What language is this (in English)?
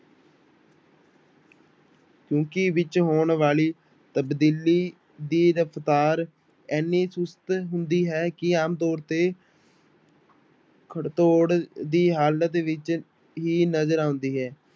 Punjabi